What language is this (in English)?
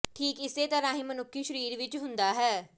Punjabi